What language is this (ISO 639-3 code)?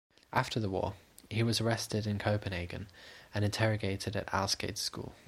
eng